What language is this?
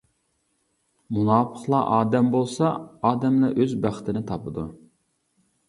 Uyghur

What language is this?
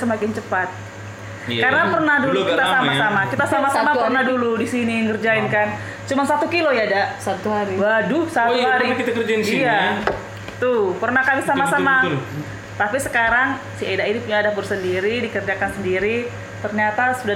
Indonesian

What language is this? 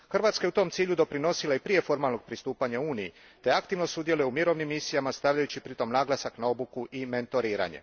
Croatian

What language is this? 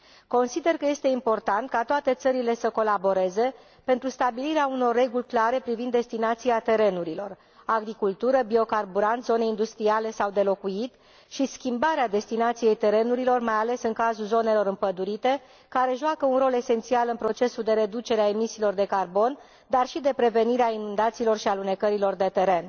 Romanian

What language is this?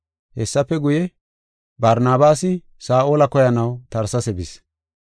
Gofa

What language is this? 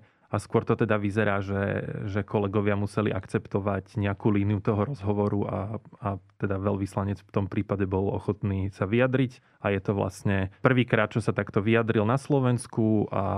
Slovak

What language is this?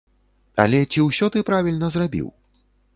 Belarusian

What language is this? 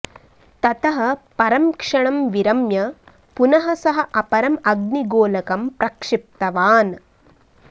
Sanskrit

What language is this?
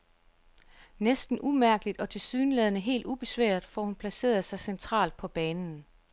Danish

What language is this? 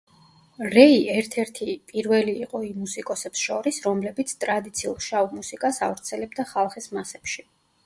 Georgian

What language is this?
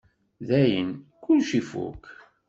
Kabyle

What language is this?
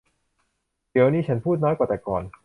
Thai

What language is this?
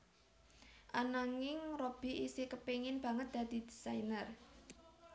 Javanese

